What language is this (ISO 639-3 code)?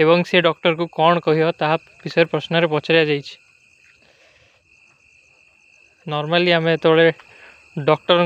uki